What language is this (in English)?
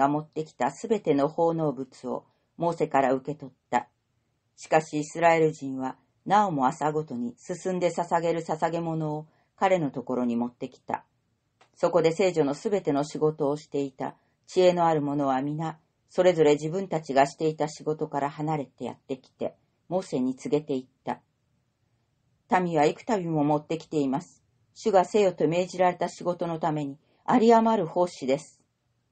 Japanese